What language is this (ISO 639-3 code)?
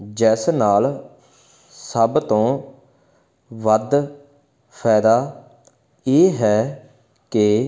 pan